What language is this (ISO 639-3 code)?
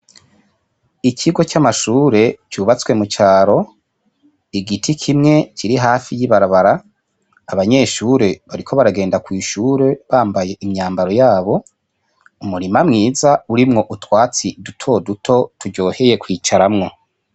run